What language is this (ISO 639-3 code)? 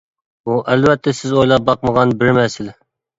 uig